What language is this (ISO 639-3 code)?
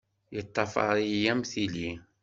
kab